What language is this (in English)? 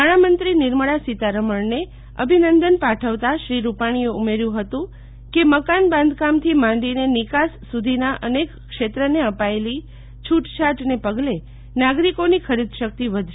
Gujarati